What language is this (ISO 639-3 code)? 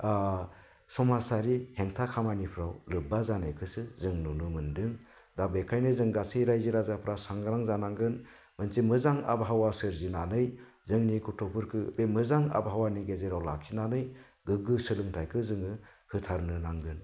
brx